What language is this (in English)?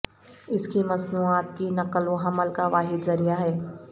Urdu